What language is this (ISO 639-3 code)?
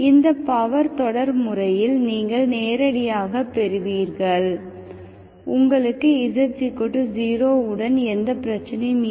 tam